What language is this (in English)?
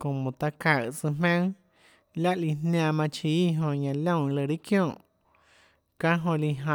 Tlacoatzintepec Chinantec